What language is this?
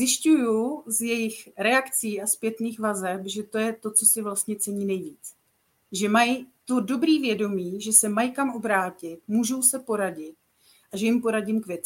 Czech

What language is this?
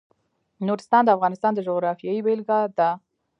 Pashto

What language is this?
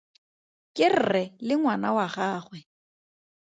Tswana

